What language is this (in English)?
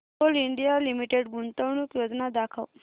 Marathi